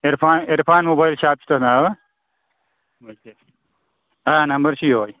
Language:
Kashmiri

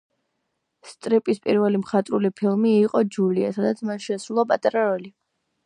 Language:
Georgian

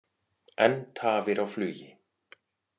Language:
Icelandic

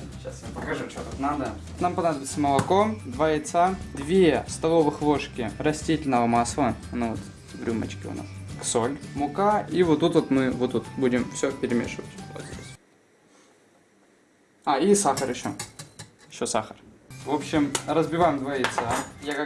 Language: Russian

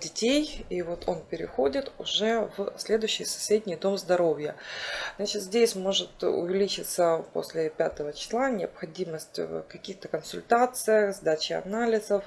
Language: Russian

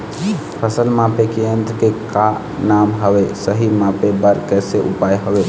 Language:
Chhattisgarhi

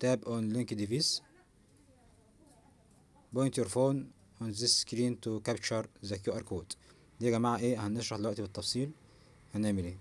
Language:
Arabic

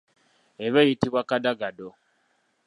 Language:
Ganda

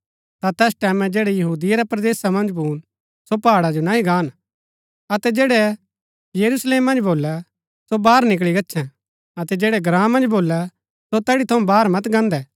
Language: Gaddi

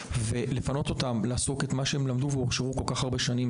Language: Hebrew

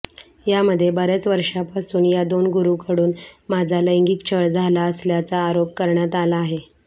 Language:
Marathi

